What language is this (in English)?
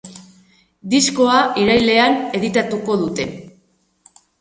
Basque